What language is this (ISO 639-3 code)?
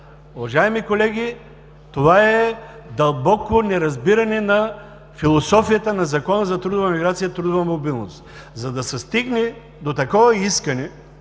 bul